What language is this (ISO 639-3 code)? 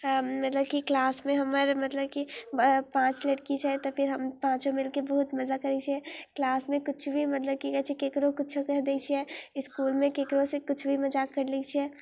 mai